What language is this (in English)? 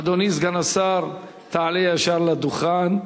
Hebrew